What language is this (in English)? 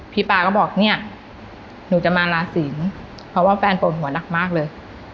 Thai